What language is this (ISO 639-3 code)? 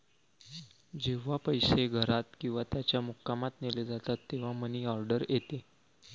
mar